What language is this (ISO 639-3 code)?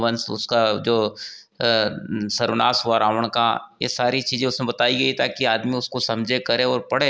hin